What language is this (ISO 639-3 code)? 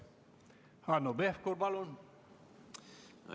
est